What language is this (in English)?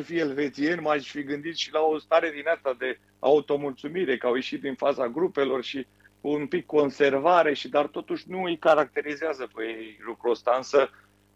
Romanian